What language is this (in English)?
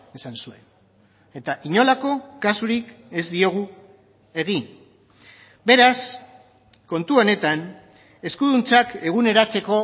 Basque